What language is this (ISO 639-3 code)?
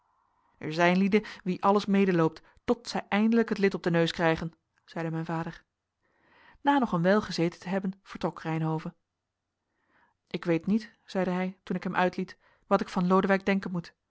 nld